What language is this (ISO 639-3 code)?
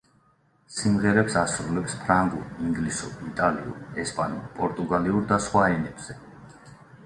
kat